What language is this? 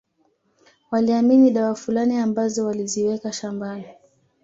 Swahili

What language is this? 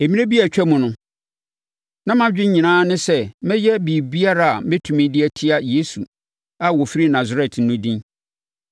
Akan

